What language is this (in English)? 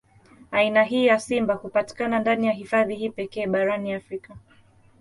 Swahili